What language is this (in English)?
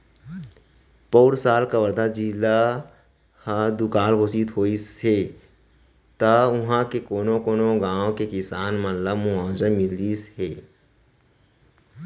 Chhattisgarhi